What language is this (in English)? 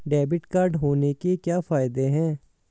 Hindi